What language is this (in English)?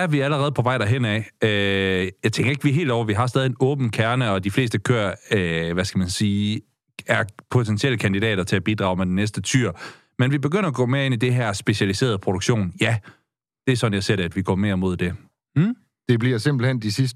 Danish